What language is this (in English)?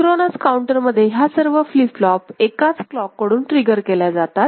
Marathi